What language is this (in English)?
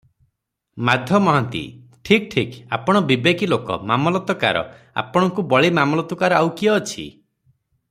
Odia